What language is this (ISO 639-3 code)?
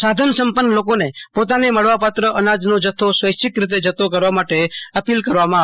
guj